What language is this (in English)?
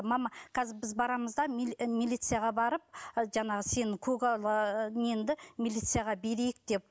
Kazakh